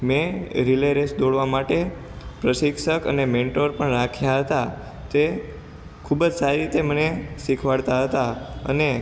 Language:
Gujarati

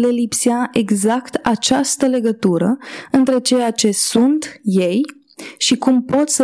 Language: Romanian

